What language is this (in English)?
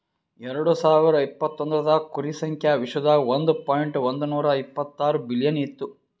Kannada